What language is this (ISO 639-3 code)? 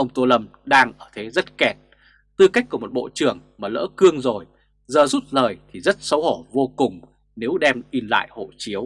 vie